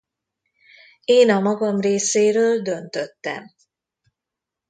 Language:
Hungarian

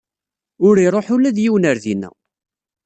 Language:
Kabyle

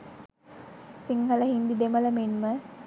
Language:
Sinhala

